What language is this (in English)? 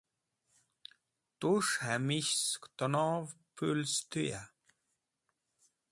Wakhi